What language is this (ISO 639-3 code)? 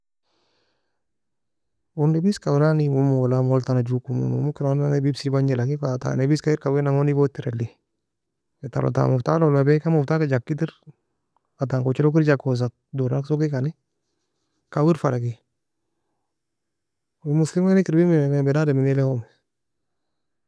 fia